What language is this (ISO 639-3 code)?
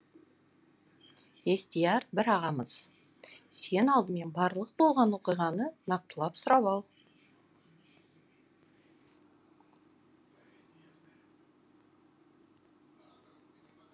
kaz